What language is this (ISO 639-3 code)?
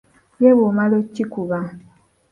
lug